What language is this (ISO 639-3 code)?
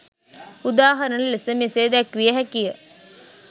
sin